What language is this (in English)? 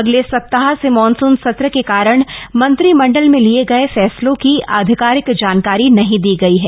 Hindi